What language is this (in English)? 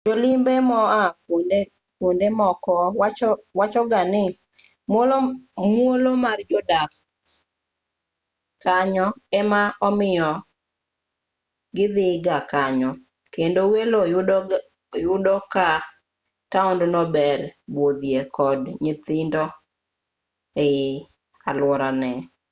Luo (Kenya and Tanzania)